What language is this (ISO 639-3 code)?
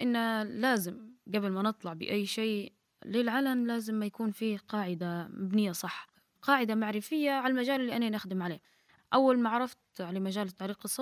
ara